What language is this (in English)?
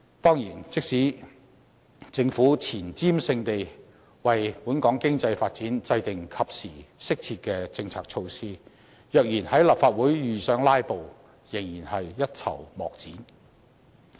Cantonese